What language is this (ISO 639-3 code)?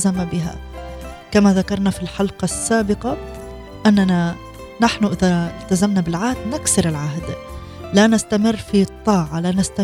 ara